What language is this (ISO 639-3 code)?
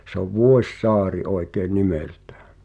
fin